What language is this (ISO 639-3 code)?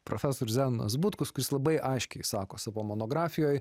lit